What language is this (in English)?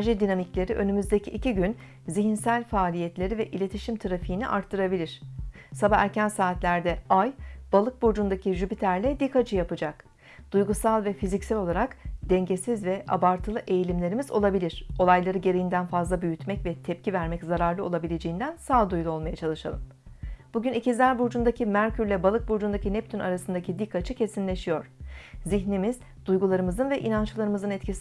Turkish